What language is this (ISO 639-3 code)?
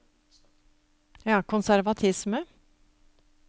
nor